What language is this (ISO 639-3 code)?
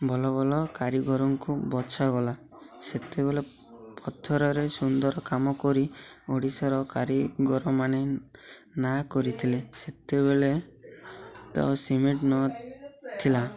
ori